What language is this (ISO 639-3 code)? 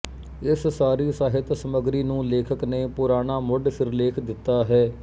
pan